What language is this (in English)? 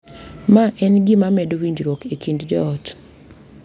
Luo (Kenya and Tanzania)